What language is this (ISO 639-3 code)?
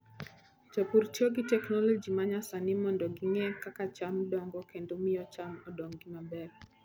luo